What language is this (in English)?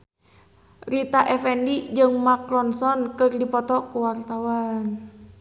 Sundanese